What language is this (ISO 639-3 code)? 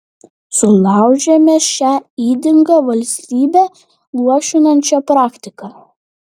lit